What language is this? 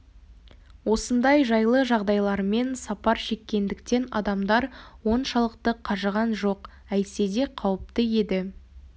Kazakh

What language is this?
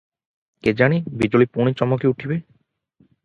Odia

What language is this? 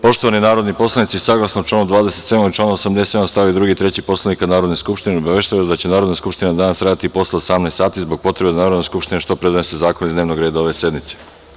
Serbian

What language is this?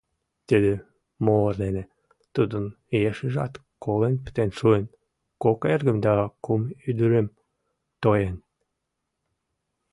Mari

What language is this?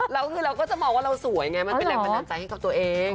Thai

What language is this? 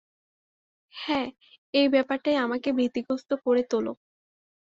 Bangla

